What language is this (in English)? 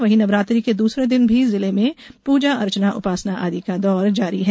Hindi